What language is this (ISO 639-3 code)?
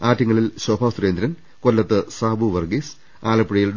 mal